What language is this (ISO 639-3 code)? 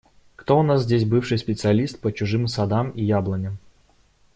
rus